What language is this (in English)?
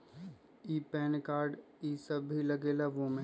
Magahi